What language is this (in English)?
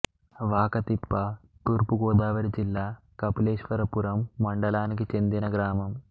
Telugu